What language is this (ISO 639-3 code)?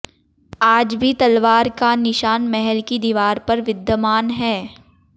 hin